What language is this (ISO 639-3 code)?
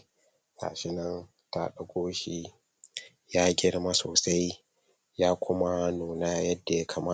hau